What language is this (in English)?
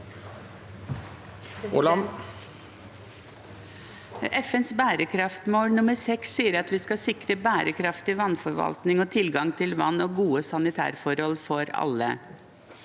Norwegian